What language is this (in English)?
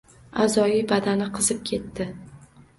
Uzbek